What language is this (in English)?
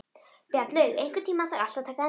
Icelandic